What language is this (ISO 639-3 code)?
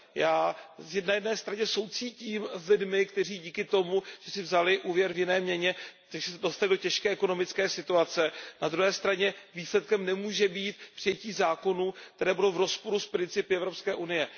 ces